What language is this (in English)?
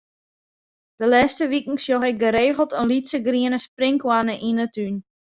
Western Frisian